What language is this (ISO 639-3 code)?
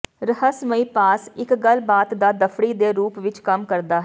pan